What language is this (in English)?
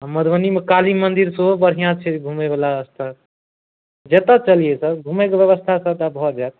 Maithili